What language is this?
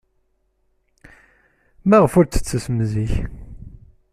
Kabyle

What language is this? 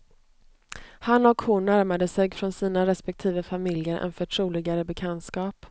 Swedish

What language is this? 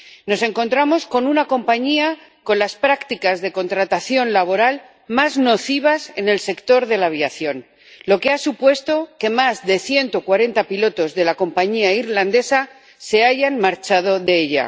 Spanish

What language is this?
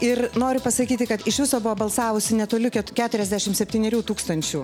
Lithuanian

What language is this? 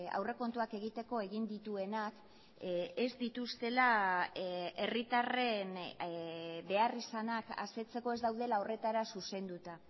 Basque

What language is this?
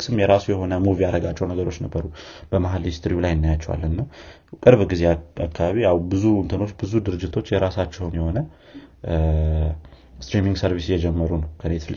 Amharic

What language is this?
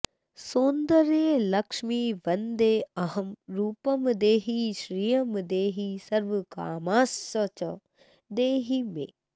Sanskrit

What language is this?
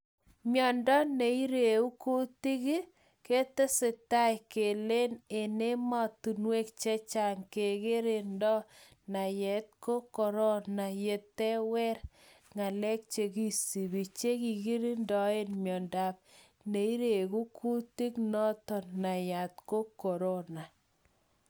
Kalenjin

